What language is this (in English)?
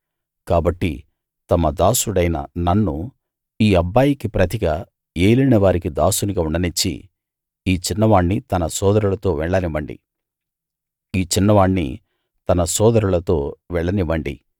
Telugu